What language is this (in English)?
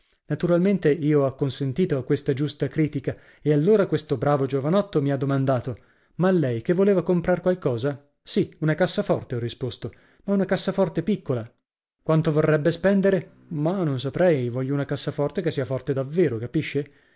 Italian